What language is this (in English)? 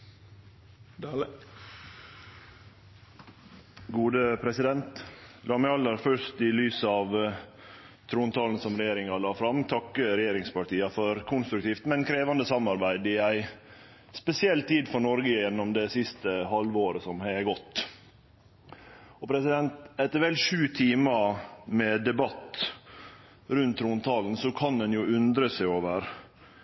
Norwegian Nynorsk